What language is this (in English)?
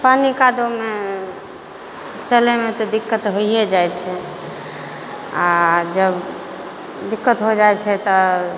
Maithili